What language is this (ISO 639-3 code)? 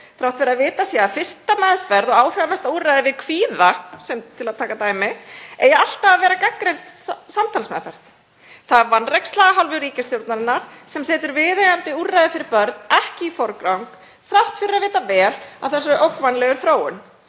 isl